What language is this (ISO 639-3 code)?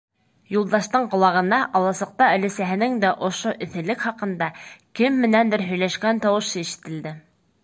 bak